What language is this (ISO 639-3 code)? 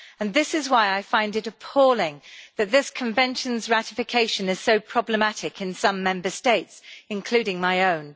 eng